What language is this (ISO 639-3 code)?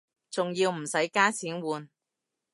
yue